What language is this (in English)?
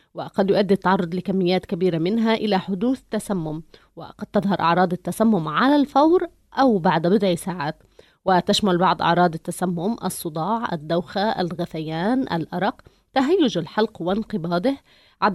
Arabic